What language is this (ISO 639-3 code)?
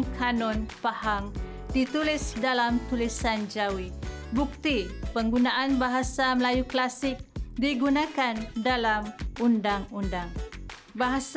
msa